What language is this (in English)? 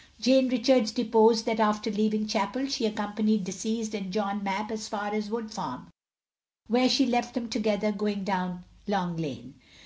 English